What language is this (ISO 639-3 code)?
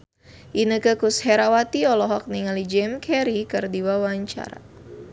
sun